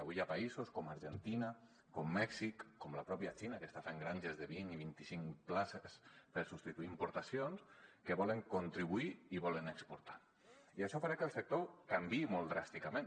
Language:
Catalan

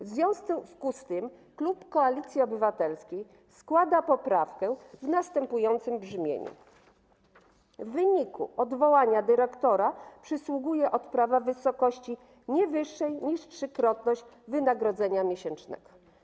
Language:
Polish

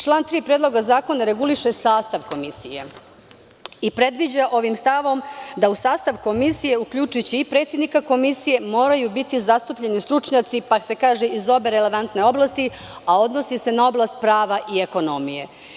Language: Serbian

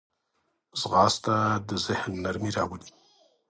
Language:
Pashto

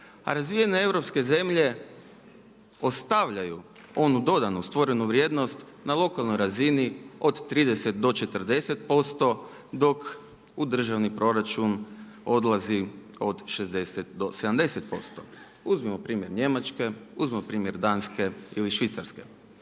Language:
Croatian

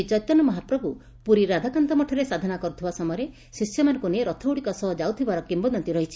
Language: Odia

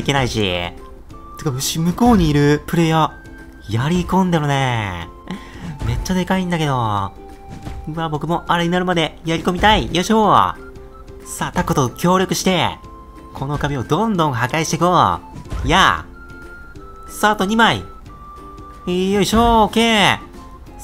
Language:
Japanese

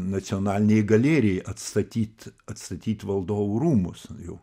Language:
Lithuanian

